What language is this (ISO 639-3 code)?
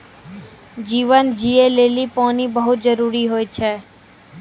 mai